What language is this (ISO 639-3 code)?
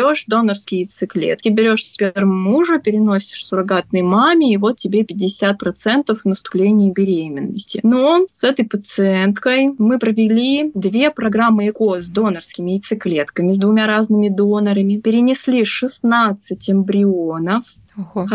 rus